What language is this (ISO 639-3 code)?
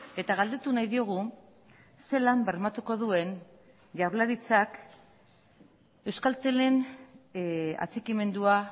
eus